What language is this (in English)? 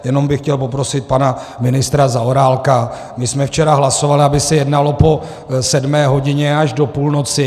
Czech